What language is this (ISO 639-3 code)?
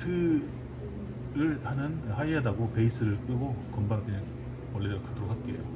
kor